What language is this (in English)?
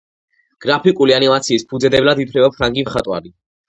Georgian